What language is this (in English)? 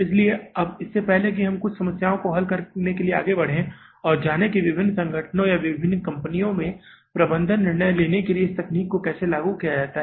Hindi